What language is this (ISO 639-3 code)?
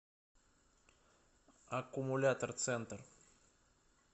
rus